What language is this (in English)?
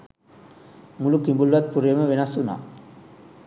Sinhala